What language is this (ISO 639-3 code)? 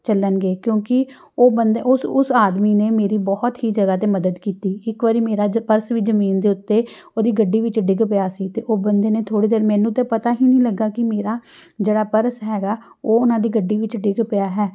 pan